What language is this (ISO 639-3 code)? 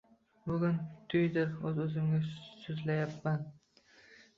uzb